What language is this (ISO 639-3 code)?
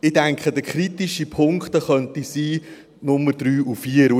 gsw